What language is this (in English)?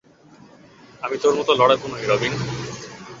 Bangla